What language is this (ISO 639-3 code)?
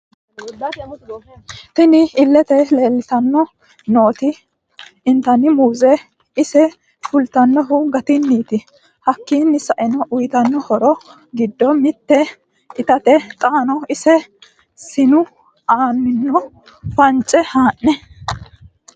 sid